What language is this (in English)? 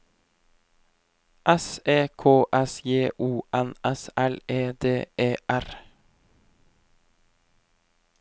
Norwegian